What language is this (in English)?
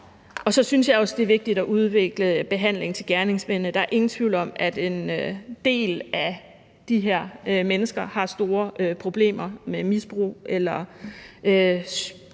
Danish